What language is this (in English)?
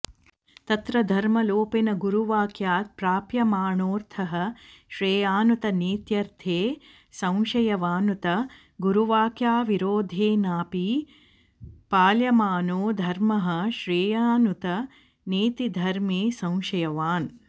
Sanskrit